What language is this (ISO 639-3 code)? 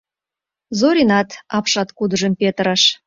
chm